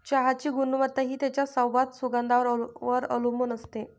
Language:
Marathi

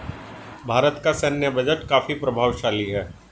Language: Hindi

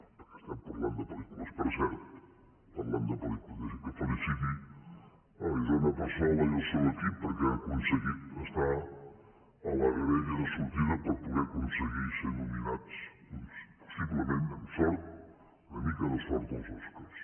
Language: Catalan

